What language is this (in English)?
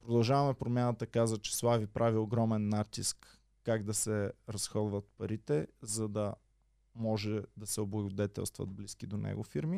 Bulgarian